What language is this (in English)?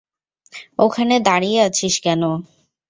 Bangla